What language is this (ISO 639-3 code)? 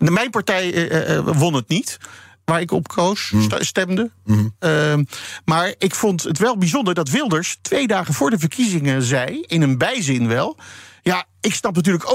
nld